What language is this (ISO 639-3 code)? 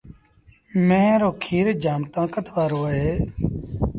sbn